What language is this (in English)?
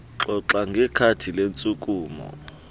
Xhosa